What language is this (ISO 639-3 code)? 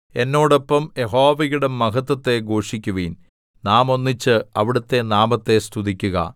mal